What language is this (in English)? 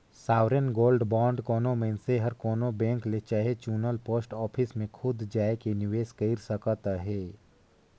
Chhattisgarhi